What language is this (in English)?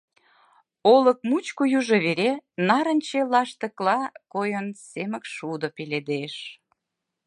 Mari